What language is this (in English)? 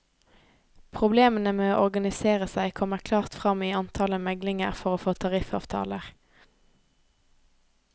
Norwegian